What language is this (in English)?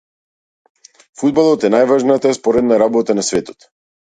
Macedonian